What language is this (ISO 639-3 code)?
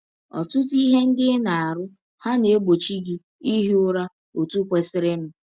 ibo